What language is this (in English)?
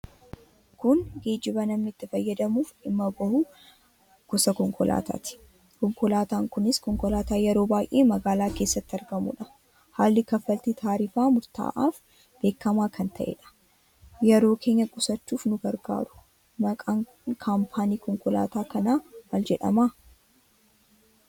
Oromo